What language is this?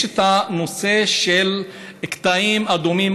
Hebrew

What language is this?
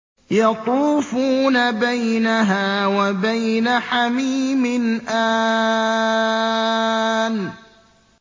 Arabic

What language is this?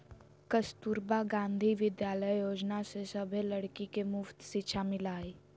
Magahi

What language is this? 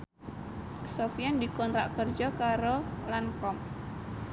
Javanese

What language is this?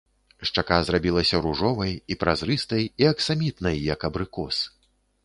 Belarusian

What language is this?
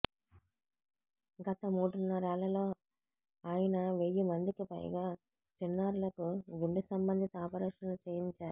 Telugu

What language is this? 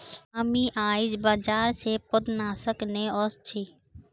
Magahi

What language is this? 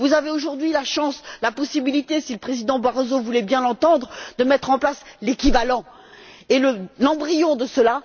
French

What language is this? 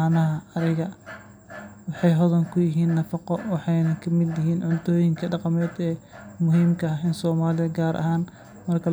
Somali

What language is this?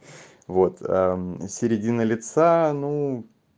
Russian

